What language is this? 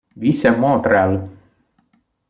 Italian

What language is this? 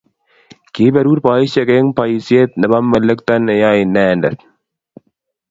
Kalenjin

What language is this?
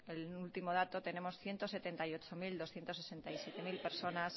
Spanish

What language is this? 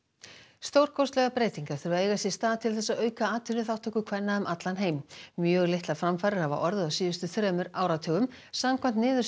Icelandic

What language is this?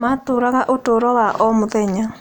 Kikuyu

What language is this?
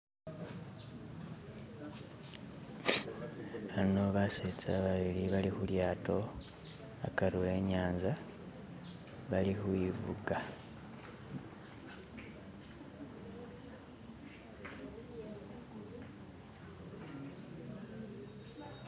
Masaaba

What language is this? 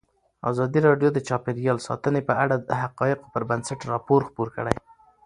Pashto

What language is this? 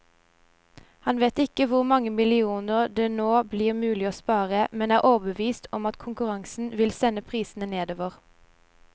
Norwegian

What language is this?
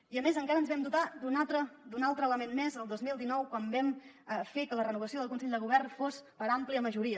Catalan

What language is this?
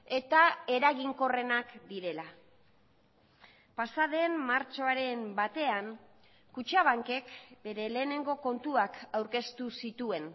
Basque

